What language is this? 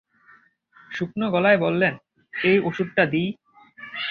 Bangla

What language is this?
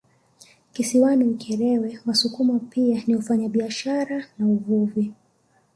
Swahili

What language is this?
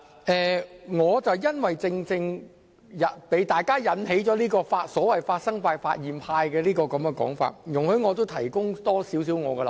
Cantonese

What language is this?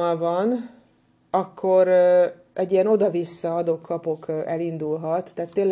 Hungarian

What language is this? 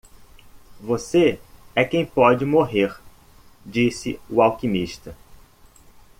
Portuguese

